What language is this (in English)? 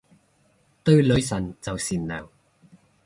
Cantonese